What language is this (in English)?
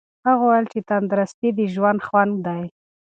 Pashto